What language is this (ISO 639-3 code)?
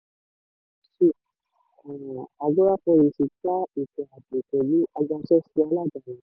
yor